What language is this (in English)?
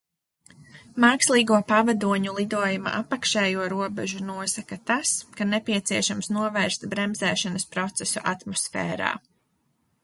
Latvian